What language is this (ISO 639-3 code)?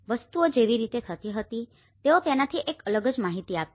guj